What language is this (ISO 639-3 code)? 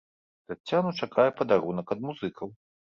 bel